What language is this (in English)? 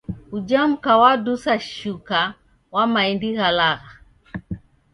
Taita